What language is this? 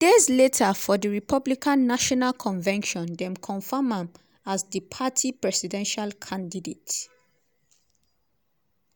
Nigerian Pidgin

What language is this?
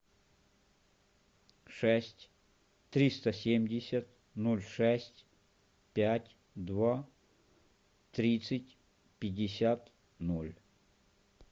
Russian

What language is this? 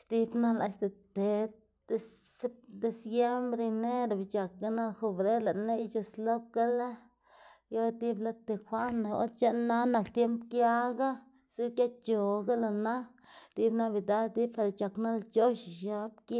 Xanaguía Zapotec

